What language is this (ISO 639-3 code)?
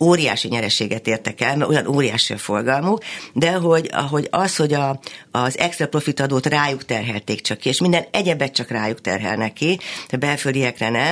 hun